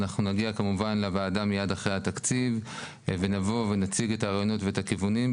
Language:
Hebrew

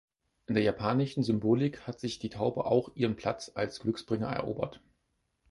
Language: German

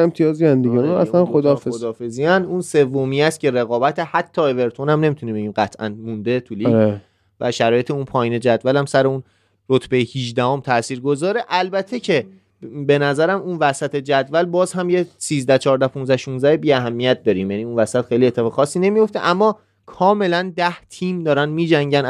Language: Persian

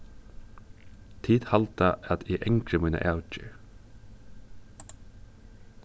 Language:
Faroese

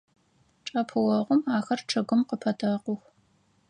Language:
Adyghe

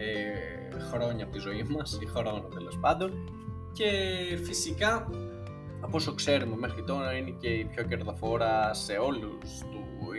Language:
Greek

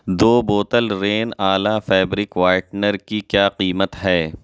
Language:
Urdu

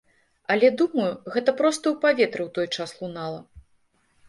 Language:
Belarusian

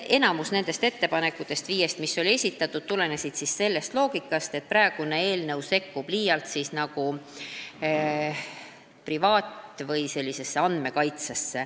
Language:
Estonian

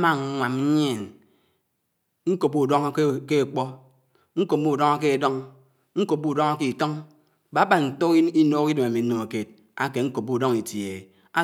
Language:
Anaang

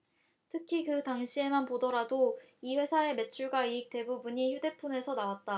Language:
Korean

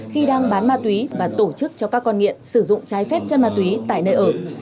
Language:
Vietnamese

